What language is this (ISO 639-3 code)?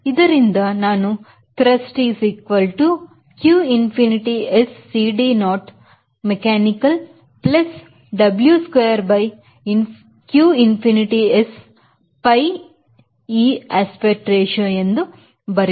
kan